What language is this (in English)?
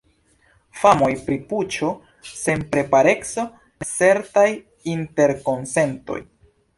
Esperanto